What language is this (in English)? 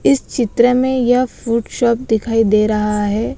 Hindi